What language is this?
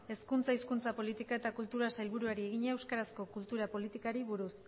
Basque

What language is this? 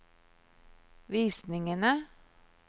Norwegian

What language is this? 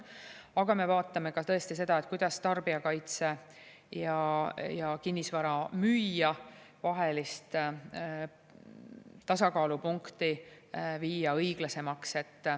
Estonian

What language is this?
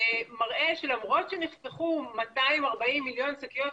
Hebrew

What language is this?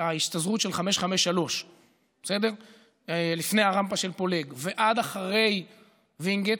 Hebrew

